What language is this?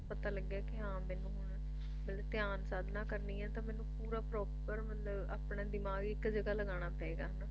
Punjabi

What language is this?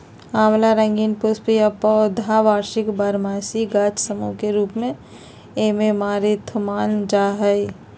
Magahi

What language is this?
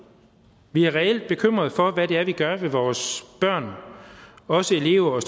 Danish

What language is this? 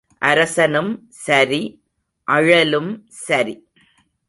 Tamil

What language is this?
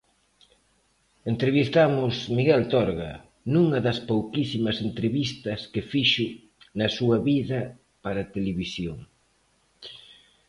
Galician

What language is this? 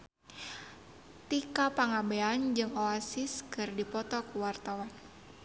Sundanese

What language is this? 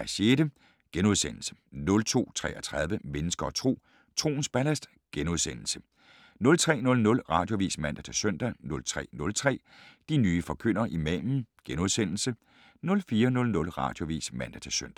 Danish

